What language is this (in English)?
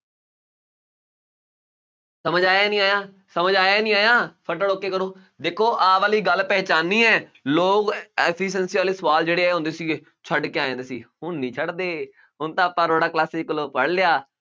Punjabi